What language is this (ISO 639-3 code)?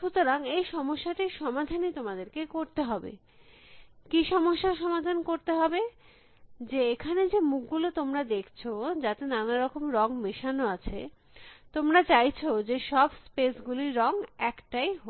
ben